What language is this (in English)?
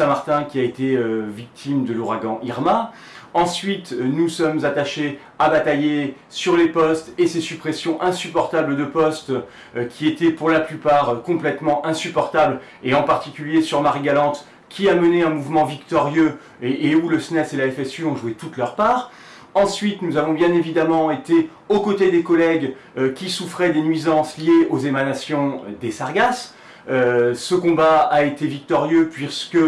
French